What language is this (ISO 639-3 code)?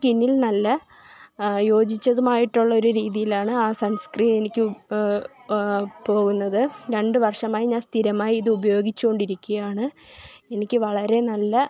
mal